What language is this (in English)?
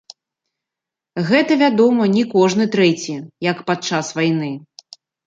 Belarusian